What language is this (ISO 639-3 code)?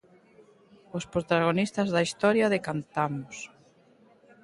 glg